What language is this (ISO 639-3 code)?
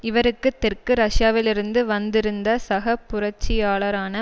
tam